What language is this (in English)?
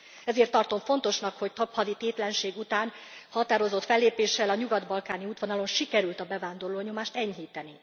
Hungarian